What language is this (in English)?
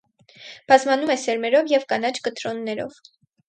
Armenian